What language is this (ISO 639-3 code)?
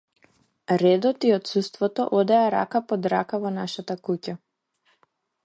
mkd